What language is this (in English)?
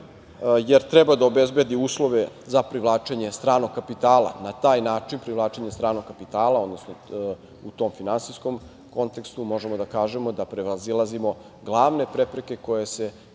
Serbian